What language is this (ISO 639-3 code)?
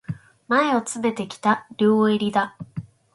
jpn